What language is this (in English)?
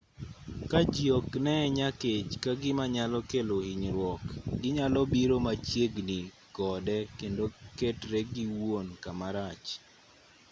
Luo (Kenya and Tanzania)